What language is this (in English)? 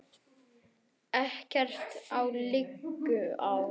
Icelandic